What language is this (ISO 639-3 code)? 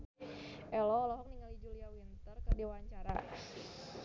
sun